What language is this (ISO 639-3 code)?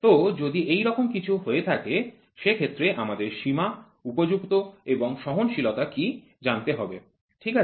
ben